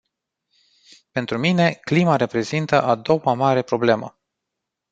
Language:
Romanian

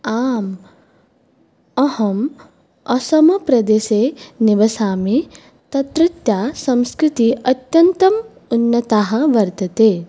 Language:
Sanskrit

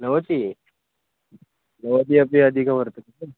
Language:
Sanskrit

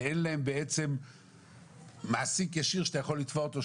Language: Hebrew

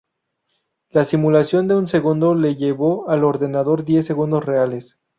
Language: Spanish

